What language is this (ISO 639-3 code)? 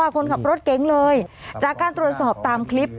tha